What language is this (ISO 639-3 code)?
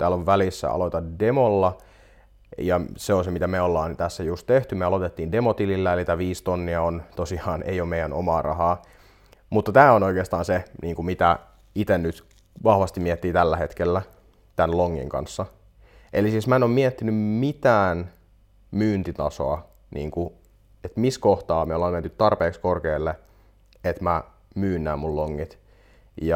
fin